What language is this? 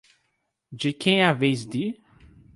Portuguese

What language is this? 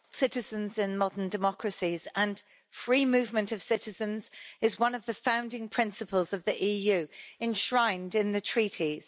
English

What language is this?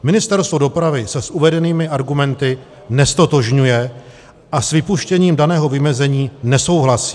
Czech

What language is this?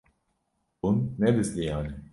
Kurdish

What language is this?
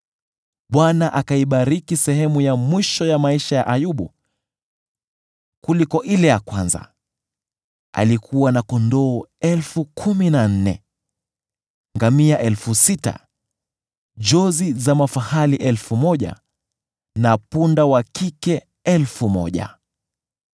Swahili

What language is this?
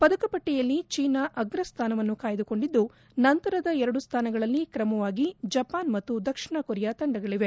Kannada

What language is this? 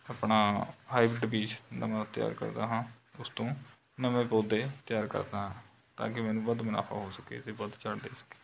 Punjabi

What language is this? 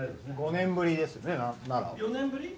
Japanese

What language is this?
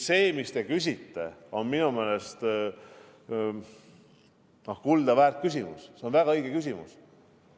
Estonian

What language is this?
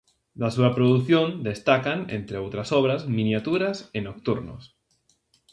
Galician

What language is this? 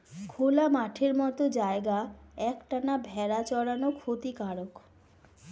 Bangla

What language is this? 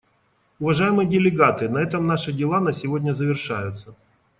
Russian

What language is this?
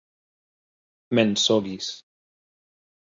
Esperanto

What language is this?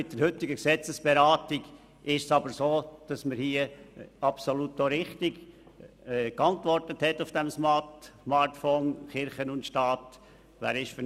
Swiss German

